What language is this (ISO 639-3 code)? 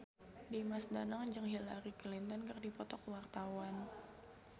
sun